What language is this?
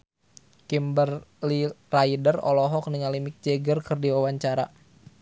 Sundanese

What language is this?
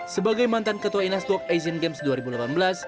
Indonesian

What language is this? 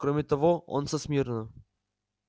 Russian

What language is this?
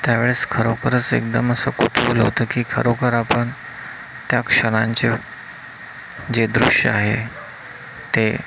Marathi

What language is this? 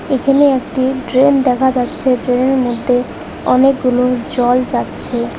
Bangla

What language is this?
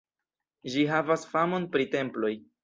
Esperanto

